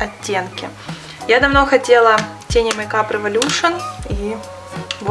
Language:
Russian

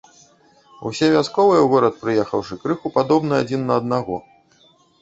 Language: Belarusian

